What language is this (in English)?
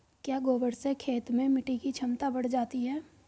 Hindi